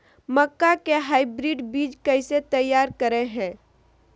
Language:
Magahi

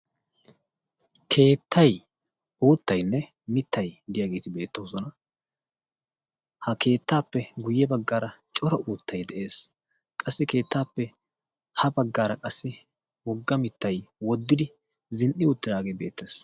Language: Wolaytta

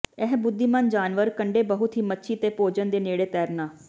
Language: Punjabi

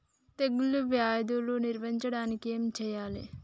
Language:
Telugu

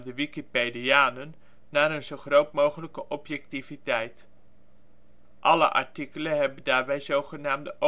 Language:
Dutch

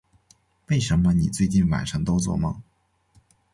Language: Chinese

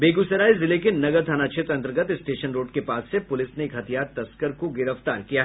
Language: Hindi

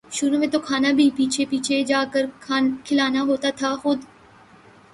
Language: Urdu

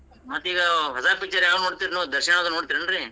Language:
Kannada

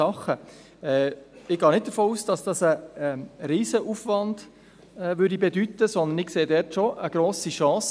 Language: Swiss German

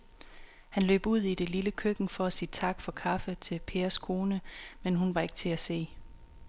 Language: Danish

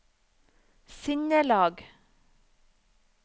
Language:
Norwegian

